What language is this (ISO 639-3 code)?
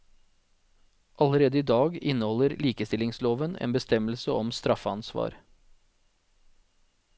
nor